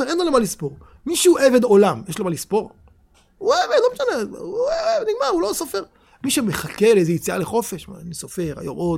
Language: Hebrew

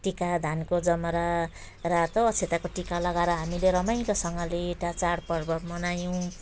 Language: Nepali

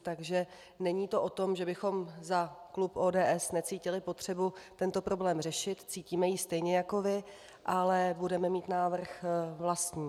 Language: Czech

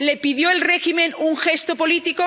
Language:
Spanish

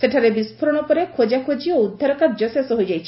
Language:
Odia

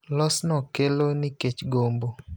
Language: Luo (Kenya and Tanzania)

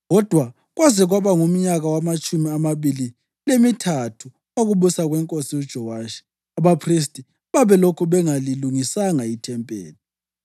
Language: North Ndebele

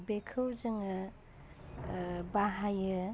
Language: Bodo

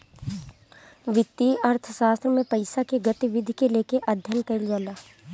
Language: Bhojpuri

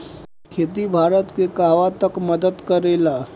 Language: Bhojpuri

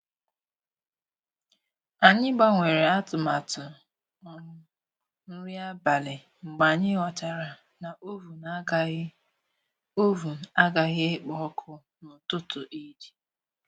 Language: Igbo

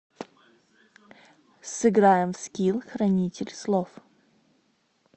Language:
Russian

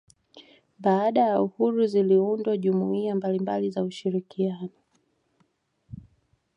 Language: Swahili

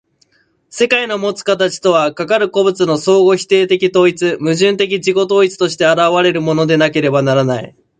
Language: Japanese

